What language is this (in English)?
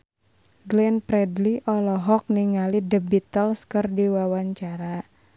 Sundanese